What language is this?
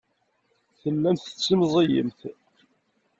Kabyle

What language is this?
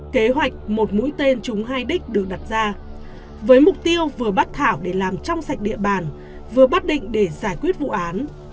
Vietnamese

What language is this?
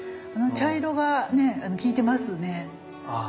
Japanese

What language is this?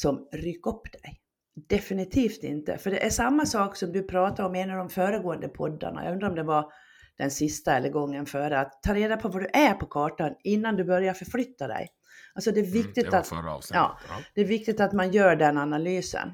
Swedish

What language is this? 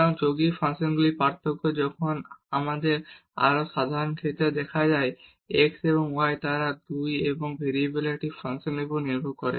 Bangla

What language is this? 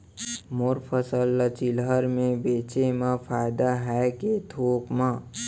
Chhattisgarhi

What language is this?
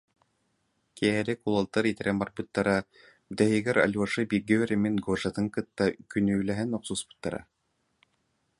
Yakut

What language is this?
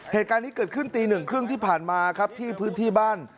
Thai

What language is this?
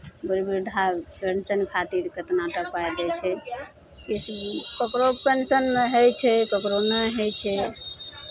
Maithili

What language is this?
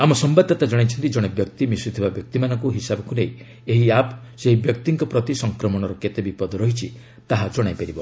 Odia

